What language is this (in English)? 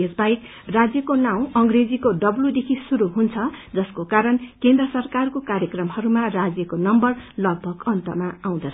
Nepali